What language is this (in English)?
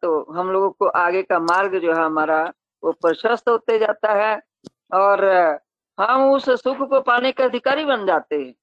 Hindi